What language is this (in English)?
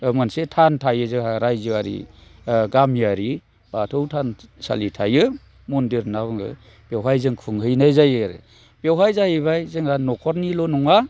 Bodo